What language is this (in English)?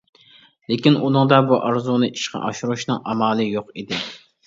Uyghur